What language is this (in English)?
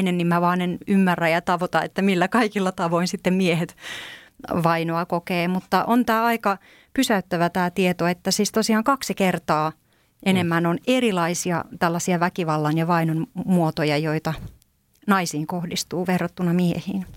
Finnish